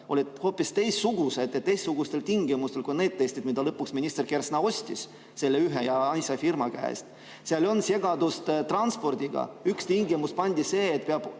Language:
Estonian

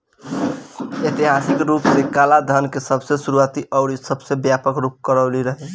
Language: Bhojpuri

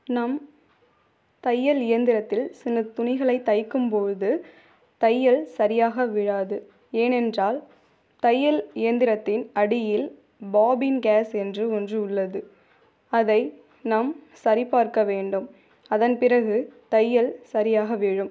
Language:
Tamil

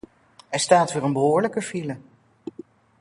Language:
Dutch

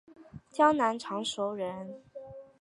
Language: Chinese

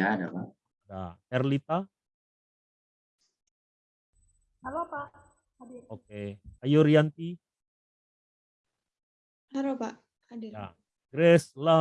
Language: Indonesian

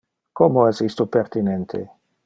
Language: Interlingua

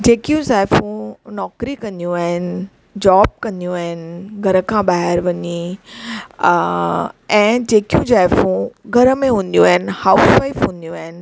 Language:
Sindhi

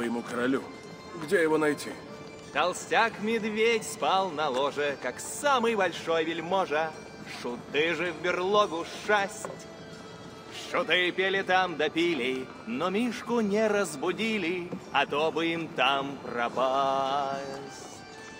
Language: Russian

